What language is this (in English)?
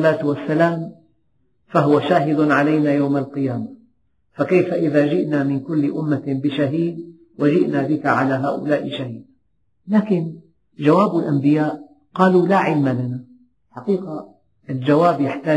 Arabic